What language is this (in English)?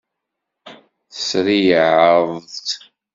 Kabyle